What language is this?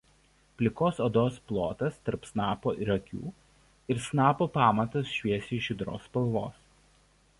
Lithuanian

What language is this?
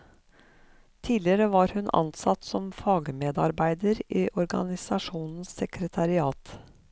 Norwegian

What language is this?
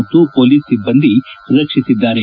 Kannada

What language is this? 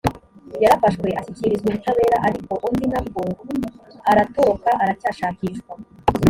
Kinyarwanda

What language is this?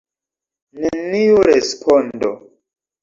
Esperanto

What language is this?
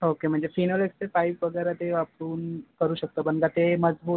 Marathi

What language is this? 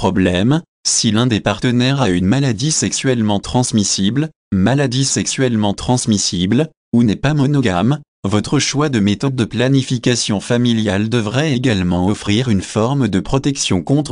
French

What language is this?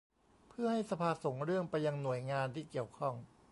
Thai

